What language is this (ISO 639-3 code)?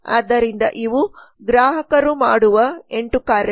kan